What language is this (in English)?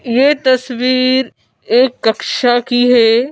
Hindi